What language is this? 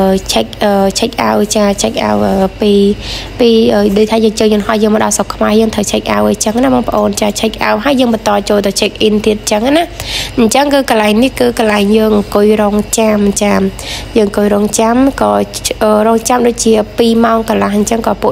Vietnamese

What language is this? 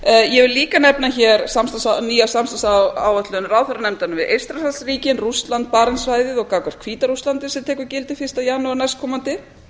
Icelandic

